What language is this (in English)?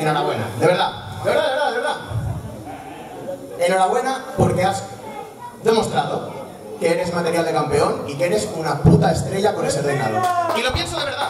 Spanish